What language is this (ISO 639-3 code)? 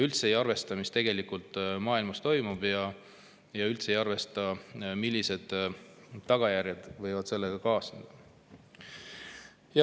est